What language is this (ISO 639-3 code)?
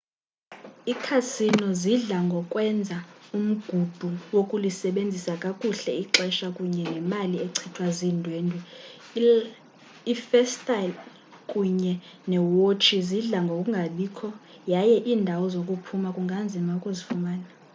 xho